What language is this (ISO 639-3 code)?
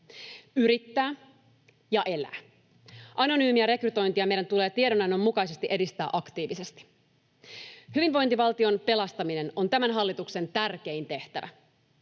fin